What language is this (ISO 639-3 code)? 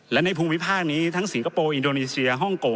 tha